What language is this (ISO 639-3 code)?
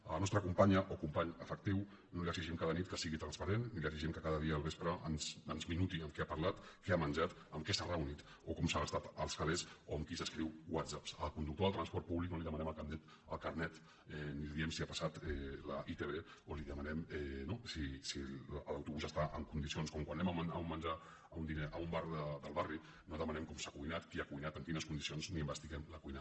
cat